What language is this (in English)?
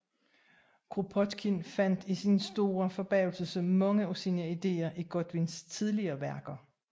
Danish